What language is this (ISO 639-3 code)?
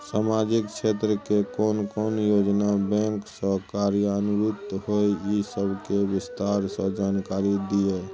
mai